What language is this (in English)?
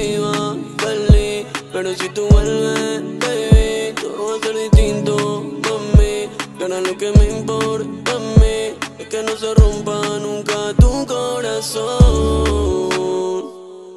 Romanian